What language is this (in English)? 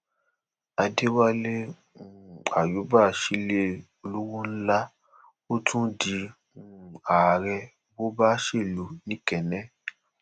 Yoruba